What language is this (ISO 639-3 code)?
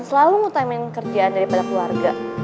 ind